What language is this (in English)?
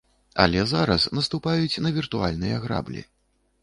Belarusian